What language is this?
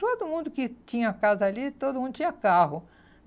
Portuguese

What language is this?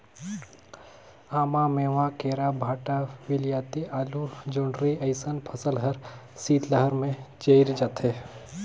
Chhattisgarhi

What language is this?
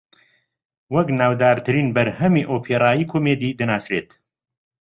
Central Kurdish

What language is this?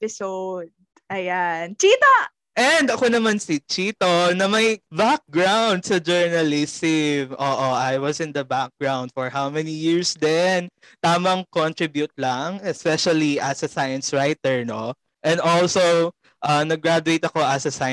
Filipino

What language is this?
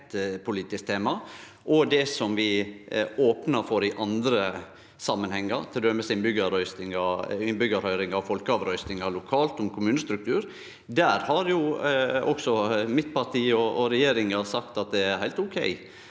Norwegian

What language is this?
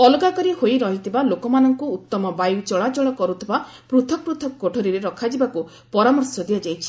Odia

